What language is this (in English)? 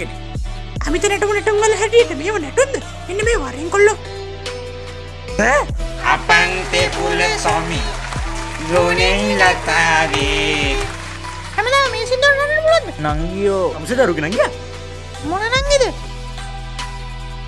Indonesian